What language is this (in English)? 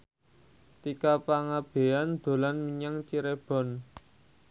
Javanese